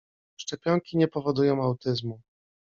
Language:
Polish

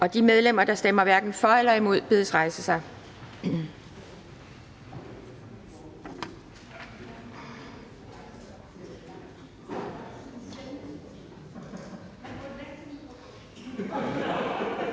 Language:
Danish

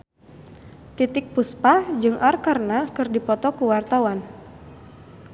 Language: Sundanese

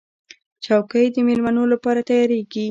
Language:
Pashto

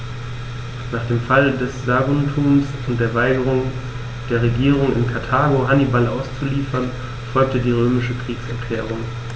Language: German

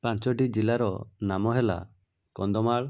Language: Odia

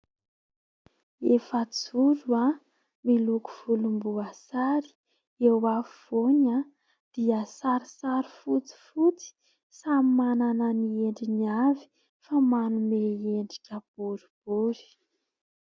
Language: Malagasy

